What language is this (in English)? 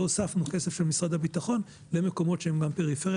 Hebrew